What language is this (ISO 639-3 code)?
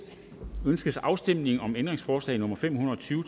dan